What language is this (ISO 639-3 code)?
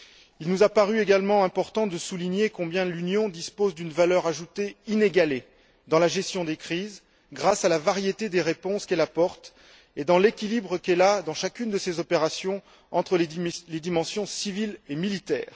fra